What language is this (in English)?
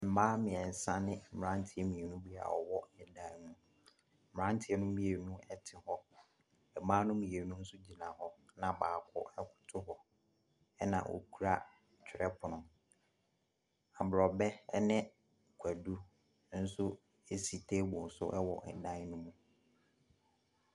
Akan